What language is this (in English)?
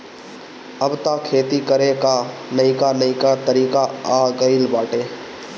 Bhojpuri